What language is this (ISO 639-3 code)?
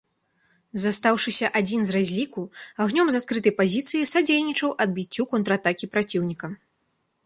bel